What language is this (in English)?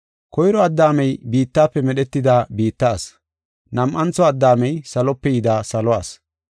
Gofa